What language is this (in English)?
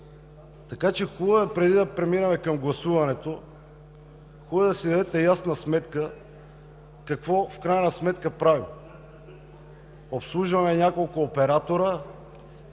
Bulgarian